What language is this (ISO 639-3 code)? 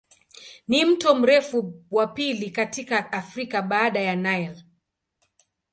swa